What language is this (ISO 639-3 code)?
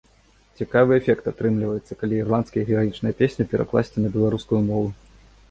bel